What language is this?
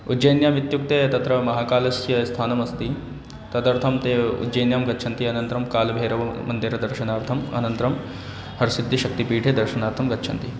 Sanskrit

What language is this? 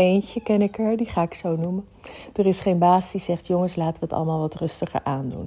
Dutch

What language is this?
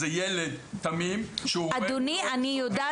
Hebrew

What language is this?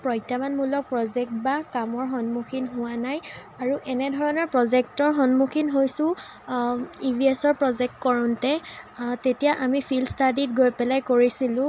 Assamese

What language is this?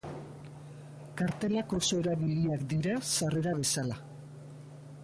Basque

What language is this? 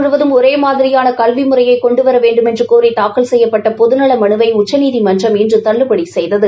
Tamil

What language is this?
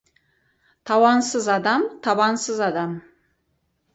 Kazakh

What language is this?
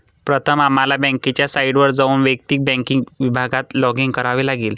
Marathi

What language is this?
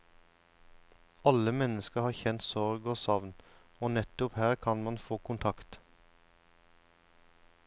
Norwegian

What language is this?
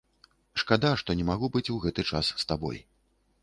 Belarusian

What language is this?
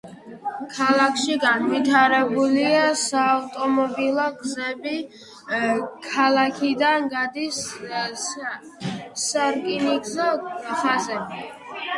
Georgian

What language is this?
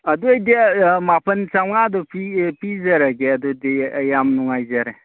Manipuri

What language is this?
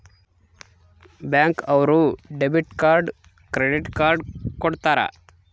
Kannada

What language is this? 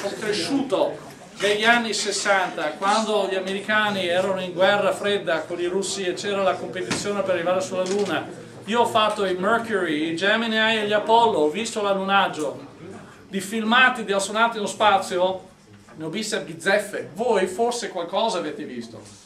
Italian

